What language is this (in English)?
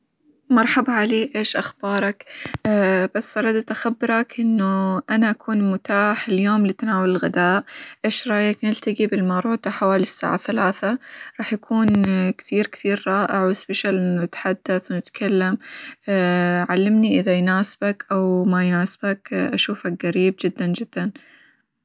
Hijazi Arabic